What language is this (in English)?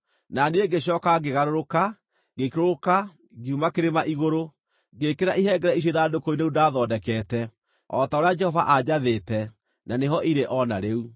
Kikuyu